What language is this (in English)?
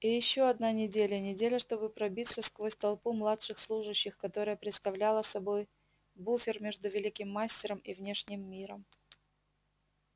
Russian